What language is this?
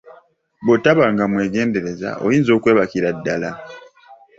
Ganda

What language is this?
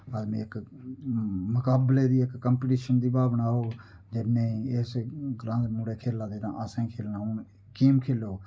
Dogri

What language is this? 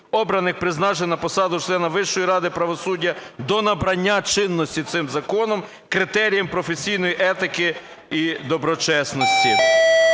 Ukrainian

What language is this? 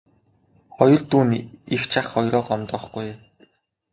Mongolian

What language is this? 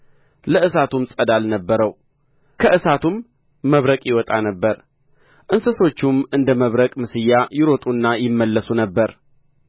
Amharic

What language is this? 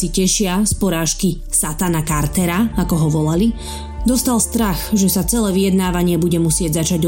Slovak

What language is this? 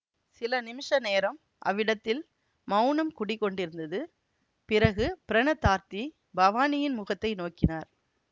Tamil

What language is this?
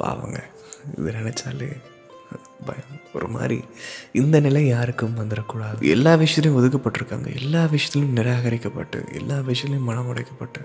Tamil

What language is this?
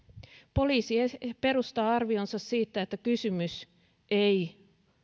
Finnish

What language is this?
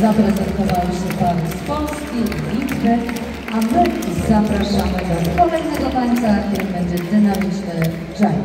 Polish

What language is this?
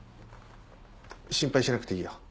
Japanese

